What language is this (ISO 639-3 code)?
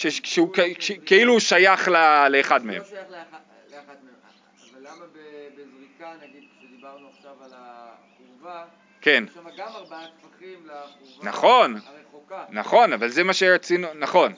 heb